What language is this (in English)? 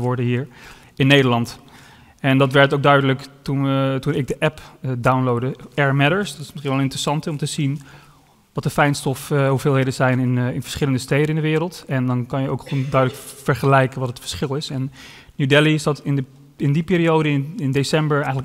Dutch